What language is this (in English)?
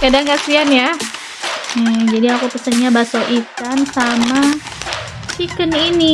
Indonesian